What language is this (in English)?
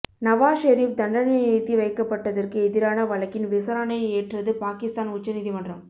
Tamil